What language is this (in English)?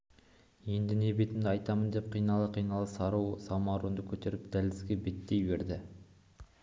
Kazakh